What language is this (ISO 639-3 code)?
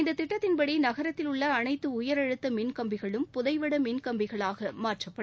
tam